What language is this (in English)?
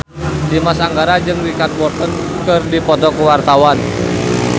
Sundanese